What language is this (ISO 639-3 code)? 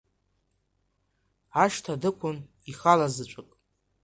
abk